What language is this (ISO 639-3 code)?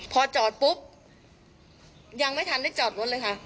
tha